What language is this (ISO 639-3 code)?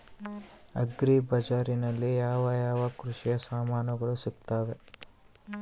kan